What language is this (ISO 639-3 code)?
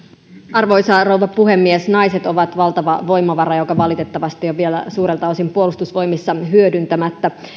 fin